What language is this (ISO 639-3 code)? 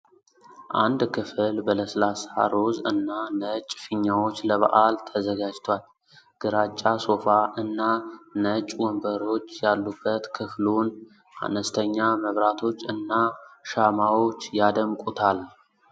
amh